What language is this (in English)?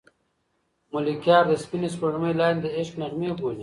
Pashto